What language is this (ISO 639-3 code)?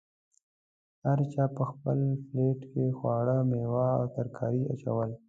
pus